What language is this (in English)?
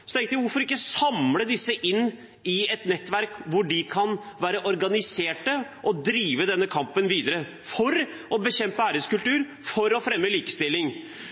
Norwegian Bokmål